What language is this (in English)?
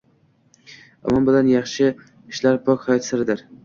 Uzbek